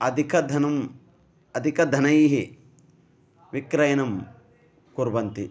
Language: Sanskrit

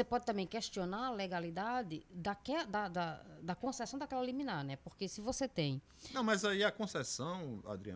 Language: Portuguese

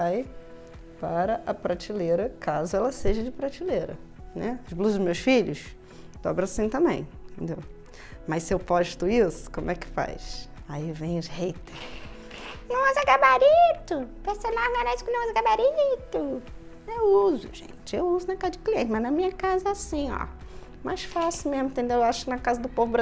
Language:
Portuguese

